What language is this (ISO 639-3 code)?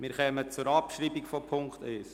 gsw